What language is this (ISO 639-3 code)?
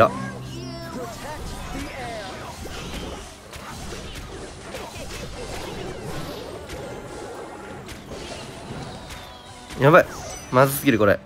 jpn